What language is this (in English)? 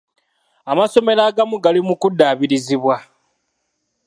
Ganda